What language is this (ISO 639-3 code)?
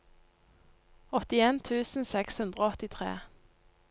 nor